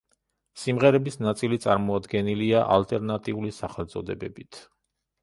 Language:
Georgian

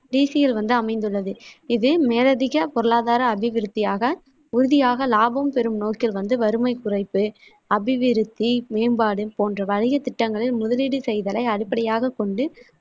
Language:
Tamil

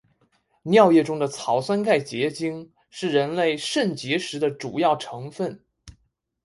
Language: Chinese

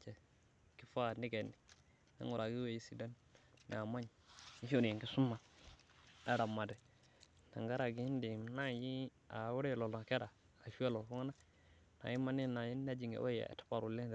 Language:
Masai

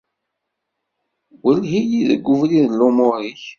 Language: Kabyle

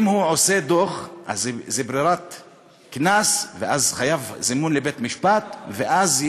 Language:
Hebrew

